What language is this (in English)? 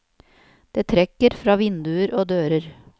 Norwegian